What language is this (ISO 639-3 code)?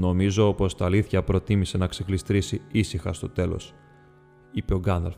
ell